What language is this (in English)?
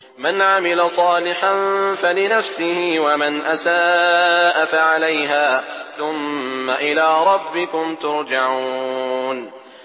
Arabic